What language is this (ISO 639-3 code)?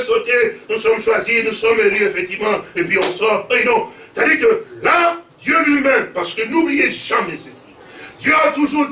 fra